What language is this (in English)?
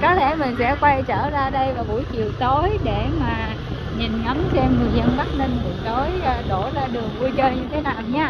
Vietnamese